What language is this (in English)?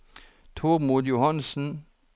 Norwegian